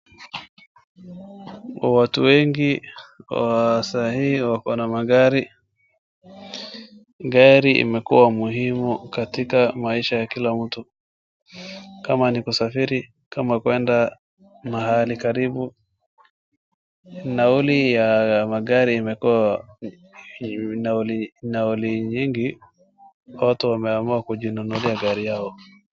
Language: Swahili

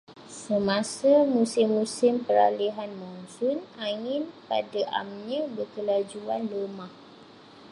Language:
Malay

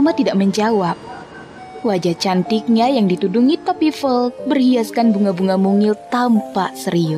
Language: Indonesian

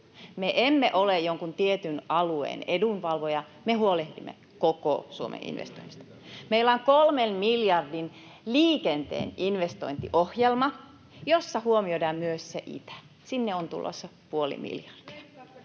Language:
Finnish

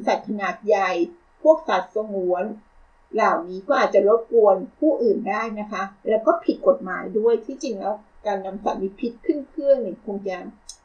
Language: Thai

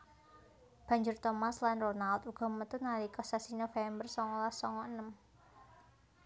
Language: Javanese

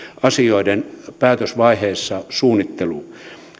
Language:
Finnish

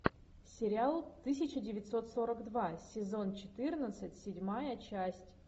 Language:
Russian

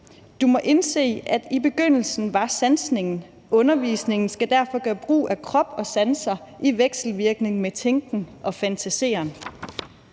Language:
Danish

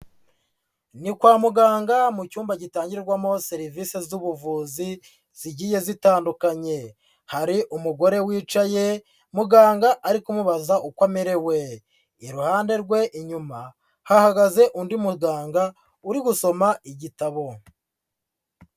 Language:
Kinyarwanda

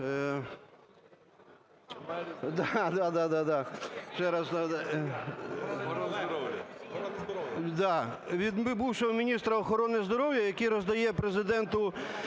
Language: Ukrainian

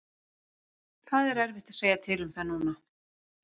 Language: Icelandic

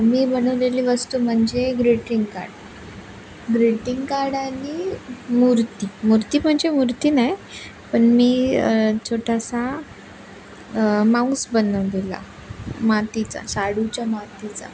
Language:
Marathi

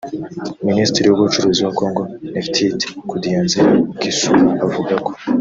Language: Kinyarwanda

